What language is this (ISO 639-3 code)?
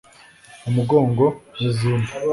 kin